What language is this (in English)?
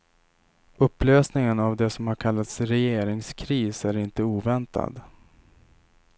Swedish